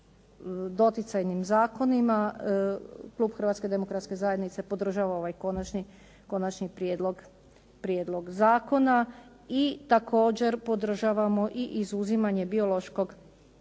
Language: Croatian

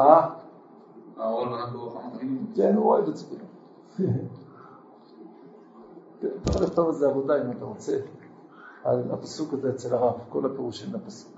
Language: Hebrew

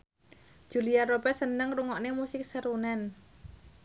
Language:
Javanese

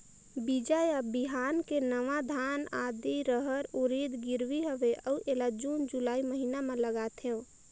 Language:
Chhattisgarhi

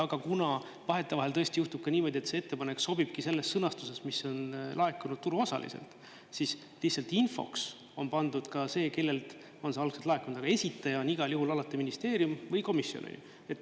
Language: Estonian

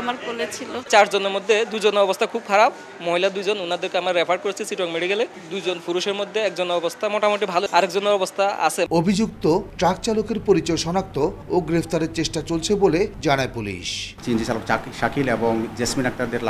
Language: Polish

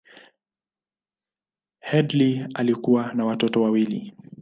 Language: Swahili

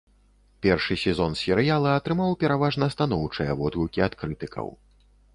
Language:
Belarusian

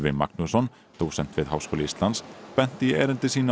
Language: Icelandic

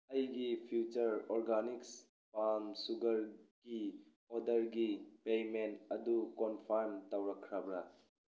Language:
Manipuri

